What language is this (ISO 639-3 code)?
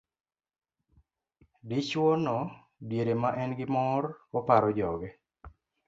luo